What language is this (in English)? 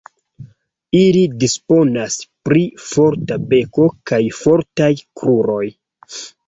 Esperanto